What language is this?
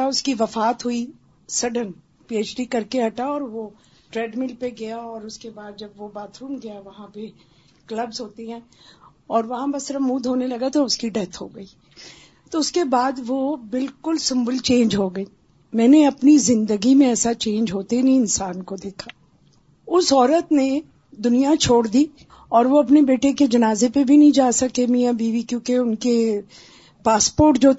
Urdu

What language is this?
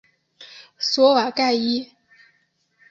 Chinese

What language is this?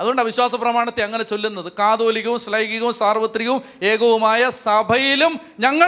Malayalam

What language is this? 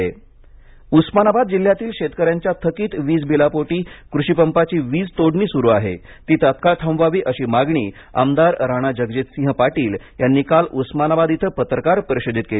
Marathi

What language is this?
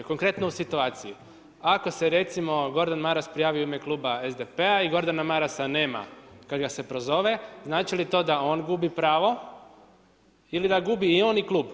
Croatian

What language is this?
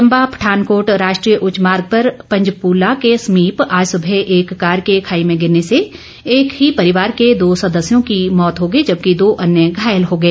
Hindi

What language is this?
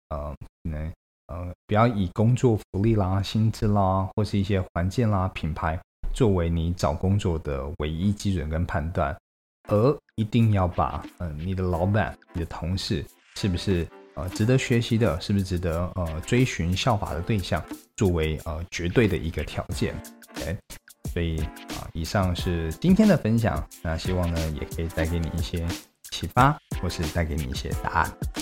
Chinese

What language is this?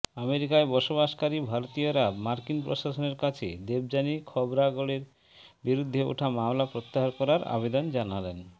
Bangla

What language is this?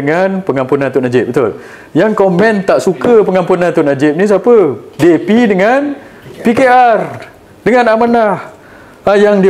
Malay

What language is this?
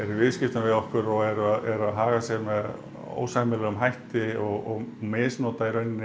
Icelandic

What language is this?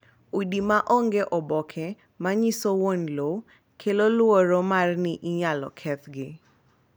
Luo (Kenya and Tanzania)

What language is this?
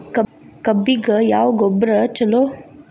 Kannada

